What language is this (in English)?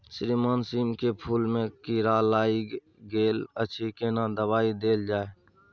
Maithili